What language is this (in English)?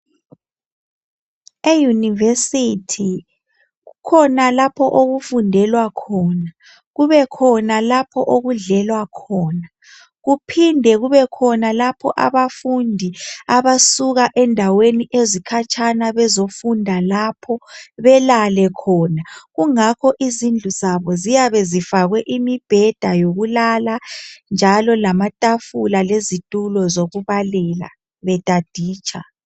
North Ndebele